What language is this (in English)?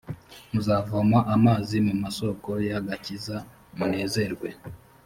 Kinyarwanda